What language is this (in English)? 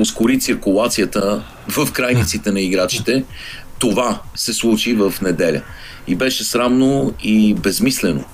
Bulgarian